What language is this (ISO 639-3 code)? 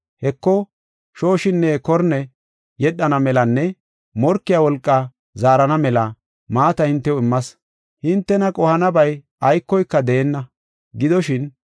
gof